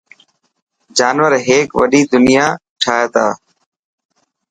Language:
Dhatki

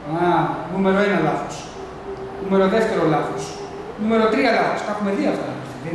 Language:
Greek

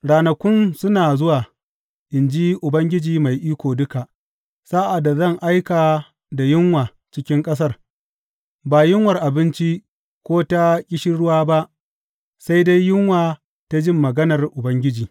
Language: Hausa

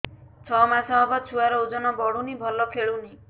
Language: Odia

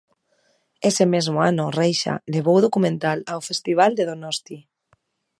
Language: Galician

